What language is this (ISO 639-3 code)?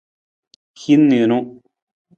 nmz